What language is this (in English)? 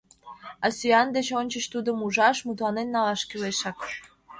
Mari